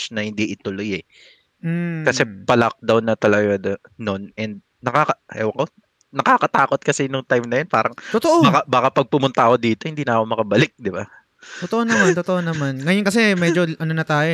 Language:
Filipino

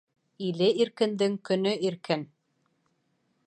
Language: Bashkir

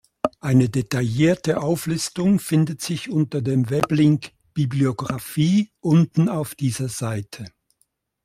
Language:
German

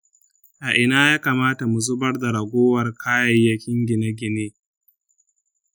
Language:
Hausa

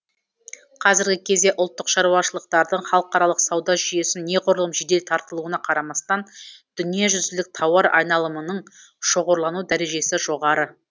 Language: Kazakh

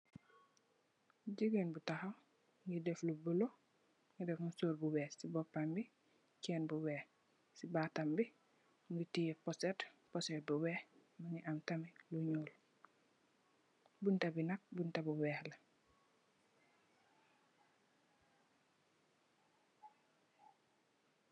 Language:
Wolof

